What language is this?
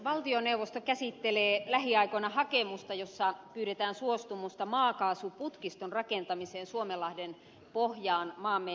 Finnish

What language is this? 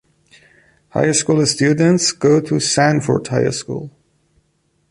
English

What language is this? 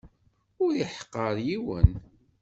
Kabyle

